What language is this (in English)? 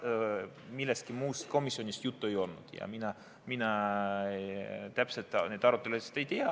Estonian